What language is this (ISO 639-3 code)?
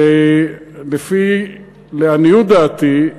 heb